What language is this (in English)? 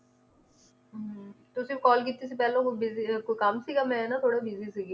Punjabi